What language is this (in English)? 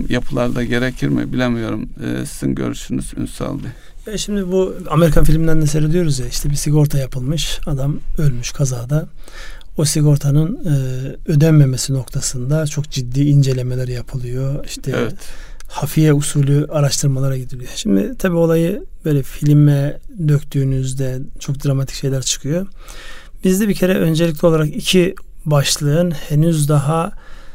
Turkish